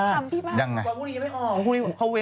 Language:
Thai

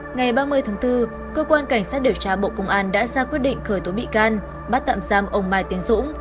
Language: Vietnamese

